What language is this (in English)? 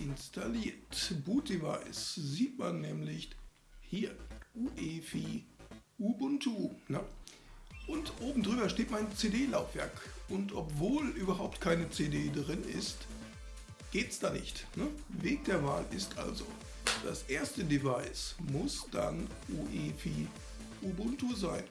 German